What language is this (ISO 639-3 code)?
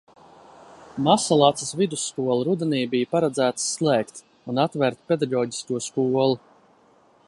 lav